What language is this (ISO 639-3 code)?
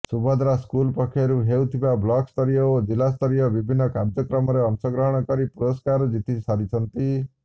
ori